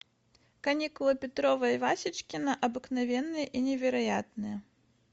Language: Russian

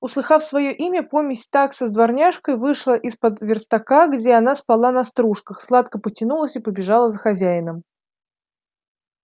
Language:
Russian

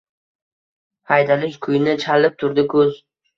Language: Uzbek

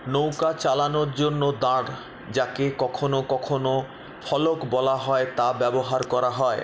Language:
Bangla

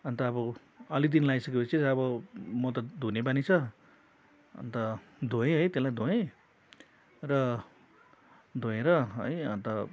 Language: Nepali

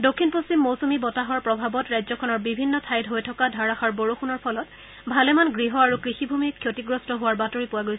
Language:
Assamese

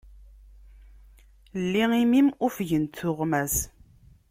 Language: Kabyle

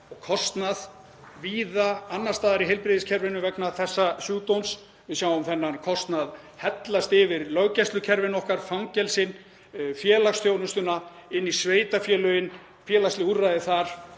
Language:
Icelandic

